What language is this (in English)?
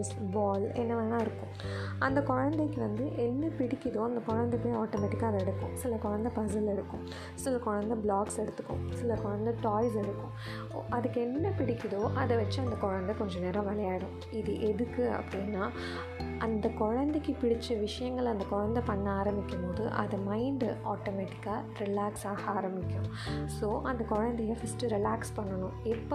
Tamil